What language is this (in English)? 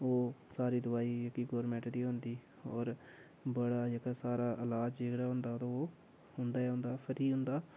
Dogri